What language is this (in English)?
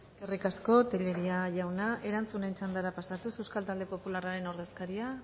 Basque